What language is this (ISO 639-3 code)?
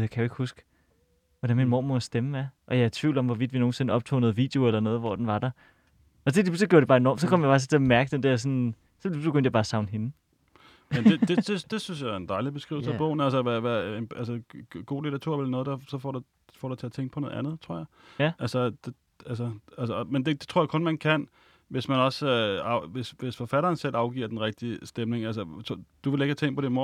dan